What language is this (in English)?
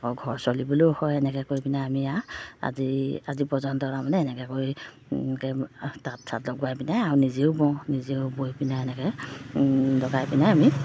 Assamese